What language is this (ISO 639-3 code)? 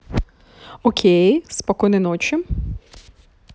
rus